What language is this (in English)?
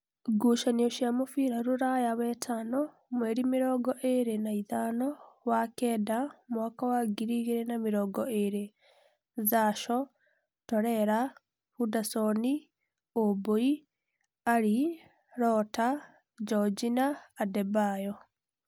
Kikuyu